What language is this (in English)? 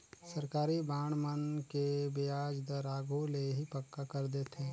Chhattisgarhi